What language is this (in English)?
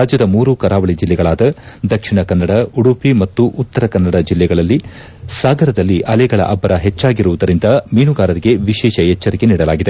Kannada